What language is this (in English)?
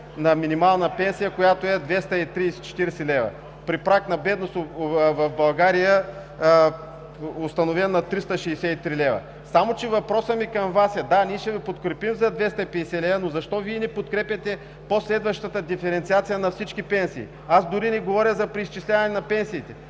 Bulgarian